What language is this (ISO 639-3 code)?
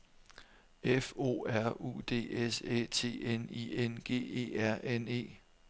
dan